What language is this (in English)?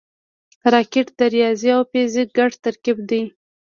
Pashto